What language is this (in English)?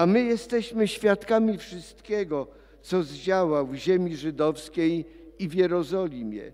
Polish